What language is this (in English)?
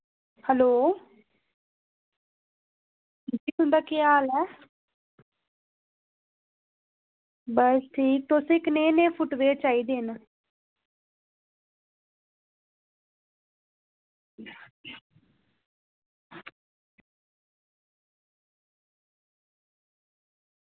Dogri